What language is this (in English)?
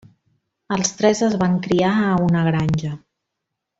Catalan